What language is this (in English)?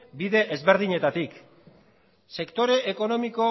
Basque